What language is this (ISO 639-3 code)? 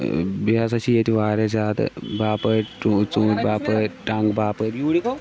kas